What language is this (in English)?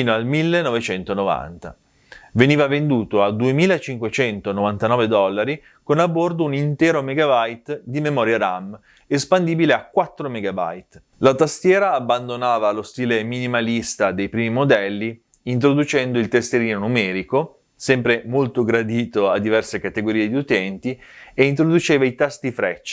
Italian